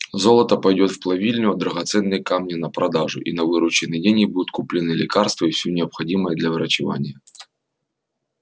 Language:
Russian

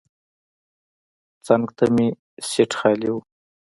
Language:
Pashto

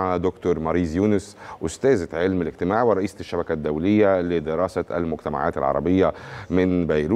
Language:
Arabic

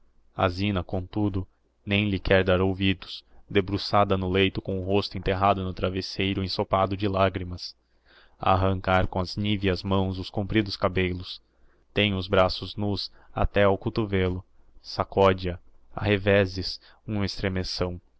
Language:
Portuguese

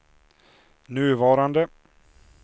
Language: Swedish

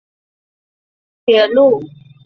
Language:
Chinese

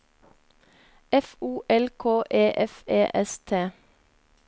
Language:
Norwegian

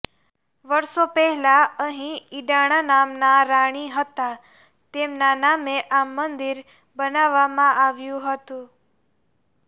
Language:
Gujarati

